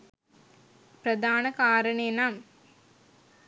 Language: Sinhala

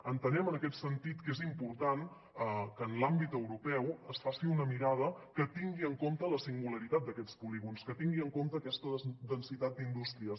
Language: Catalan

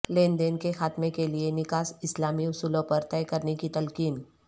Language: Urdu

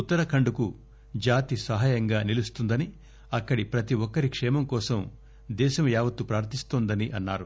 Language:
Telugu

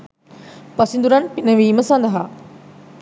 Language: Sinhala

